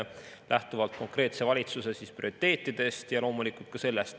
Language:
Estonian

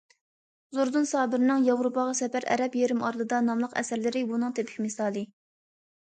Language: Uyghur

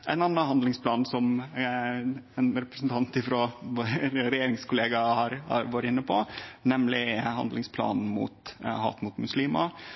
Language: Norwegian Nynorsk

